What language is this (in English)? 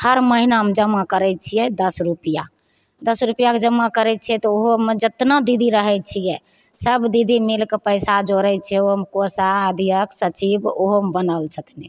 Maithili